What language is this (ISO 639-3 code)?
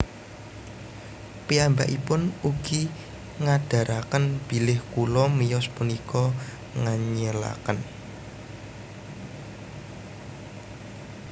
jav